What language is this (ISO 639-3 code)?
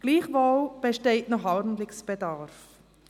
gsw